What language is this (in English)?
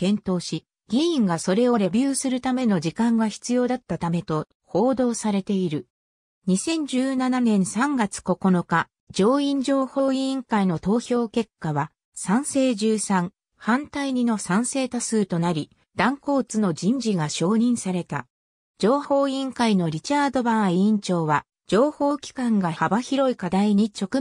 Japanese